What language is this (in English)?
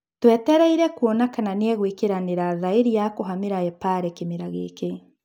Kikuyu